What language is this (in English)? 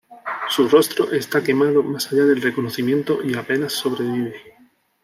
Spanish